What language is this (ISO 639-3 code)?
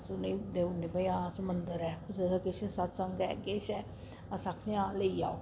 doi